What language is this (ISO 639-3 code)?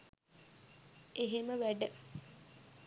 sin